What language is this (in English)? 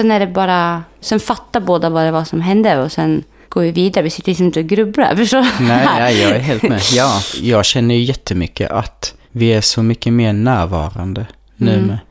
Swedish